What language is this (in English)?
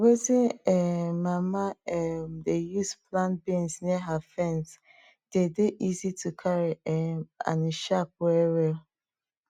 Nigerian Pidgin